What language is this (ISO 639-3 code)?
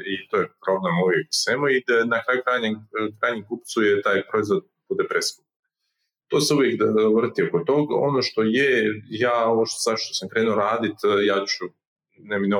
hrv